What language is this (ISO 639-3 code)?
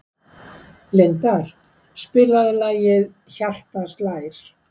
isl